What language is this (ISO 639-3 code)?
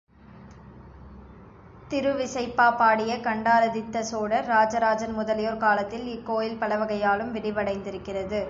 tam